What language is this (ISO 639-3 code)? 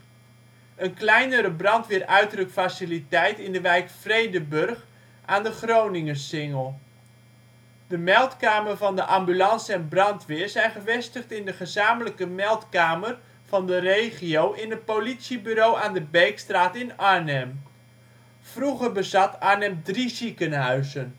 nld